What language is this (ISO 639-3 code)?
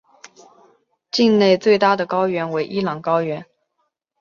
zho